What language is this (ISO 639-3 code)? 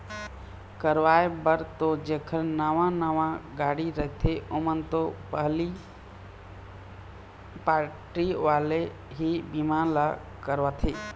hne